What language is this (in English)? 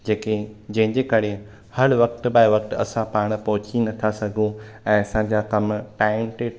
Sindhi